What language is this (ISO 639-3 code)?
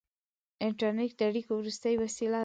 pus